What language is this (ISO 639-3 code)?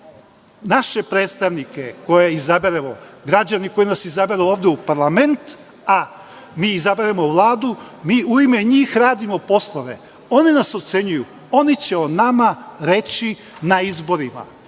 srp